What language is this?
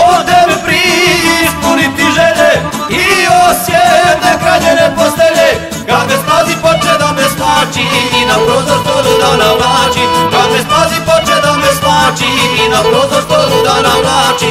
Romanian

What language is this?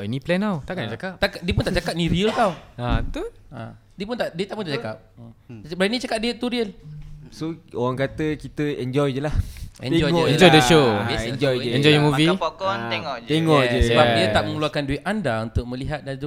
Malay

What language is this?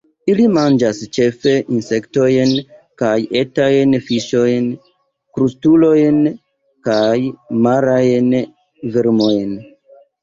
Esperanto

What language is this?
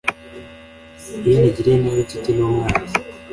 Kinyarwanda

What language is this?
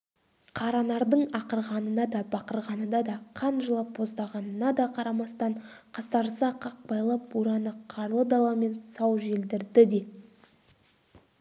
Kazakh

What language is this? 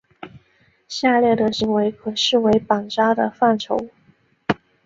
Chinese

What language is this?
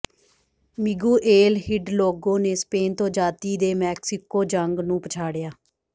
Punjabi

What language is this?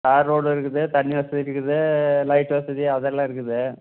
Tamil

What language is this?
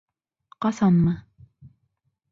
Bashkir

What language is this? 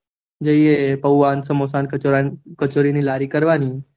Gujarati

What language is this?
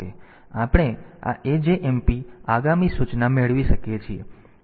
Gujarati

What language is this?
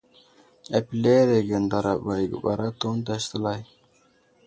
Wuzlam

